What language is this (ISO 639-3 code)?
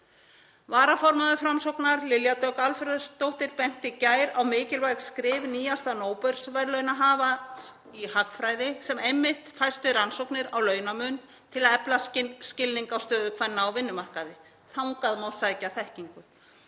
isl